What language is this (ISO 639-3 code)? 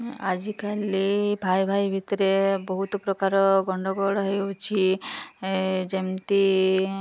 ori